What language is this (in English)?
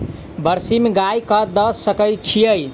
Maithili